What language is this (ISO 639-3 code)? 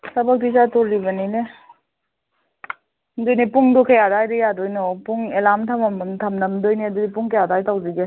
mni